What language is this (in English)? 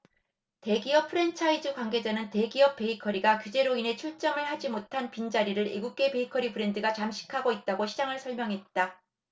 Korean